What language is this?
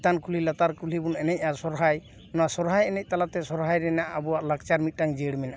Santali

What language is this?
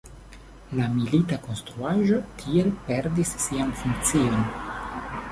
Esperanto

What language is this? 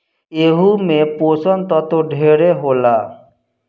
Bhojpuri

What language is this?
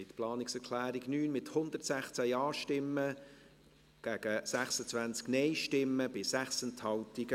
Swiss German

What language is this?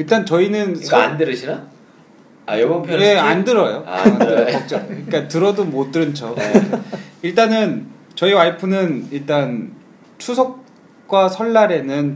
Korean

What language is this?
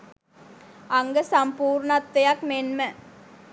Sinhala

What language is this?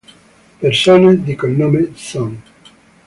Italian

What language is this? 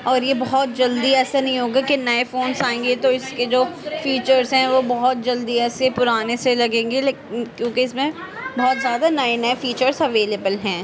Urdu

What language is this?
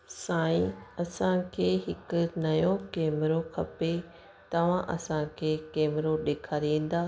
Sindhi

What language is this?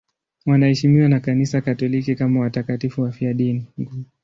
Swahili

